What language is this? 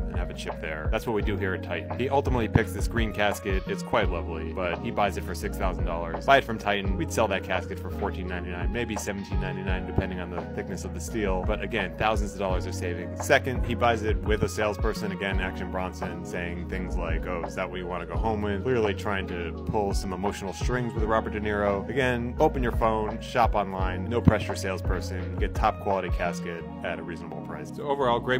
English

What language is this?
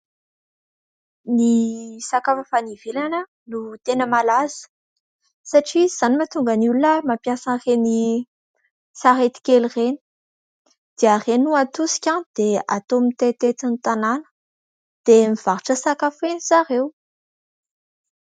Malagasy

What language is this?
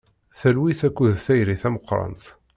Kabyle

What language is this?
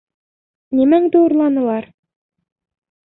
Bashkir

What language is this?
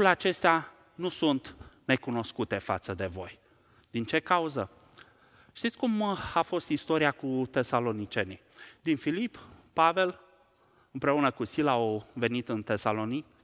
Romanian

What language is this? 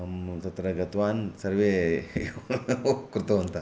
Sanskrit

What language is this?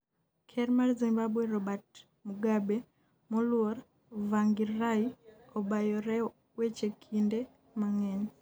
Luo (Kenya and Tanzania)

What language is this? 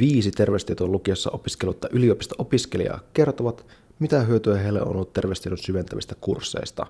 Finnish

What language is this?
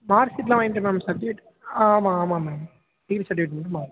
Tamil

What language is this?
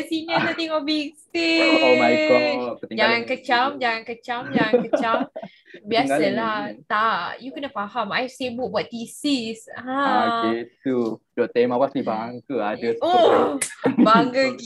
Malay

